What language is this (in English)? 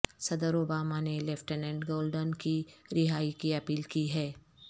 Urdu